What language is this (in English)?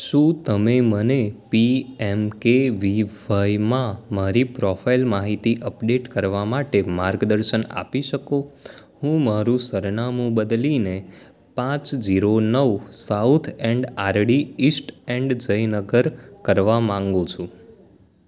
Gujarati